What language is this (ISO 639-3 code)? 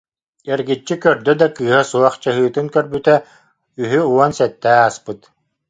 sah